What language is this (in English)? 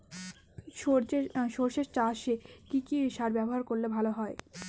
Bangla